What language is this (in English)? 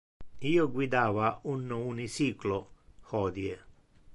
Interlingua